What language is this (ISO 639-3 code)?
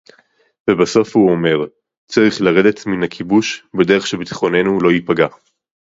heb